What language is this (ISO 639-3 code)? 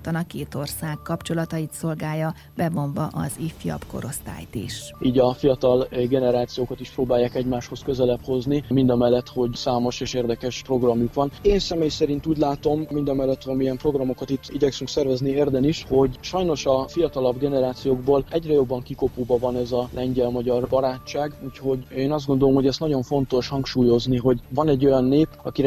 hun